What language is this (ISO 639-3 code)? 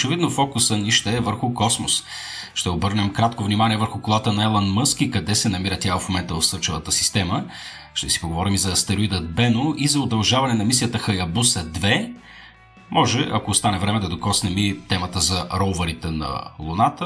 bul